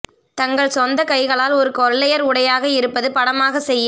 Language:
Tamil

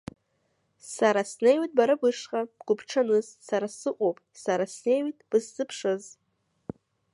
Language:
Abkhazian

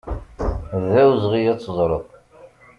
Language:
Kabyle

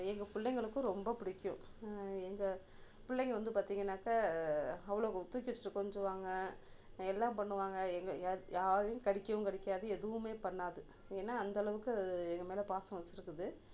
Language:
Tamil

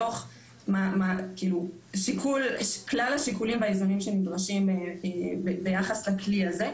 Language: Hebrew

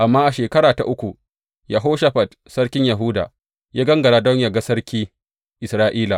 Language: Hausa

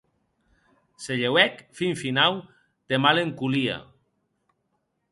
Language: Occitan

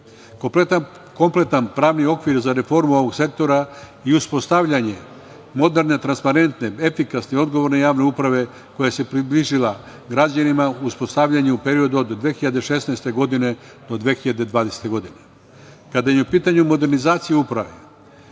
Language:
Serbian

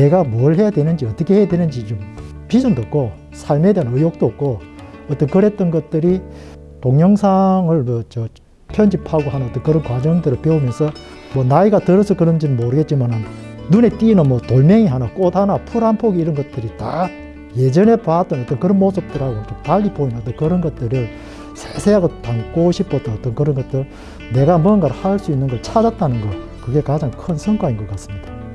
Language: Korean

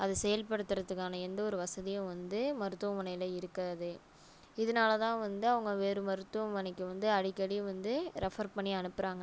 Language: Tamil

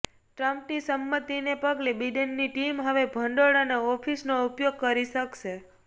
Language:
Gujarati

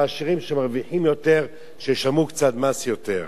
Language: Hebrew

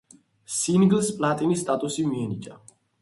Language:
Georgian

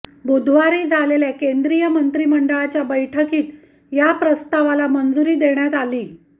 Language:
Marathi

